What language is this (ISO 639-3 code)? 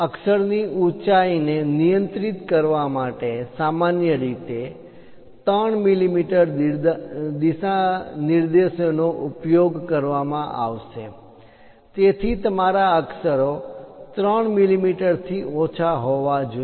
guj